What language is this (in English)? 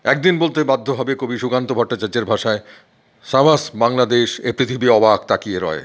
Bangla